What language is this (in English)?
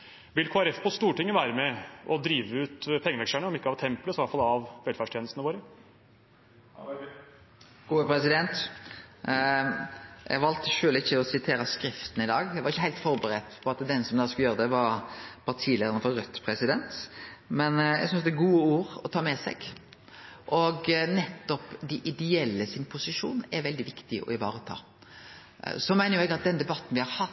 Norwegian